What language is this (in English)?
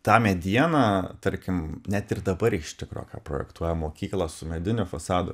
Lithuanian